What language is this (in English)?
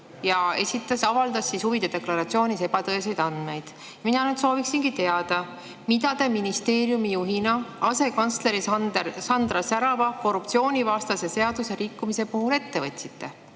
Estonian